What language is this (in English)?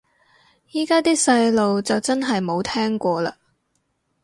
Cantonese